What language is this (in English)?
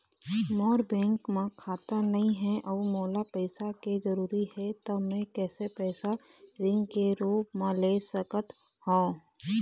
Chhattisgarhi